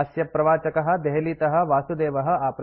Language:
Sanskrit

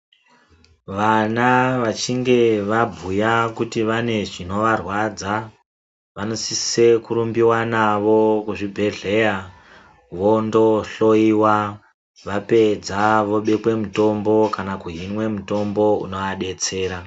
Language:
Ndau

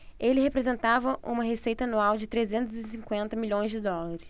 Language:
Portuguese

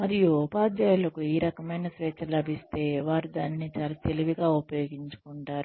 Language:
Telugu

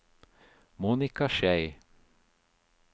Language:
Norwegian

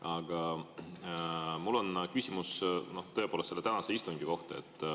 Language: Estonian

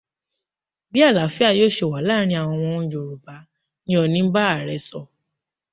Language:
Yoruba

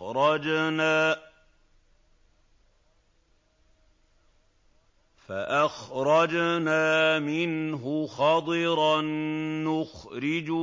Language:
Arabic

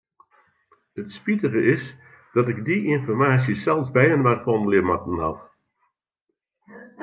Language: Western Frisian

